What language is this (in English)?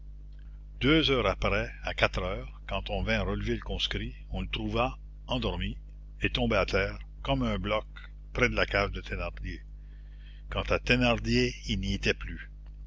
French